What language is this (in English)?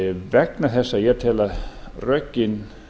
Icelandic